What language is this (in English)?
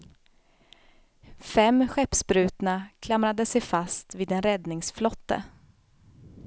Swedish